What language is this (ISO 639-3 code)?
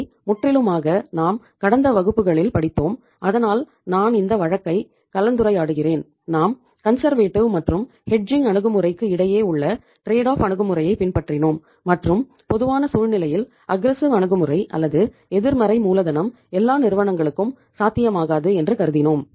tam